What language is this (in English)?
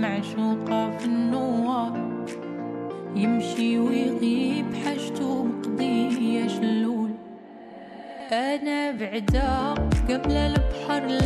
Arabic